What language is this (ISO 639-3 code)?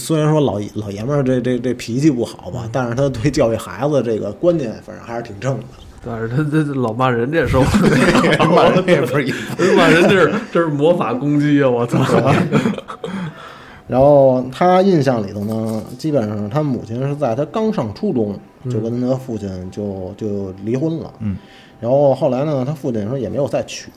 zho